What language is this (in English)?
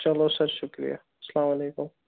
Kashmiri